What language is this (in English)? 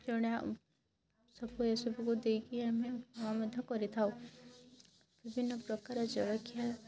Odia